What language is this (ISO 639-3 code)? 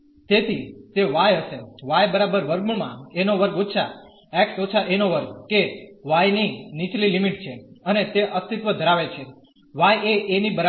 guj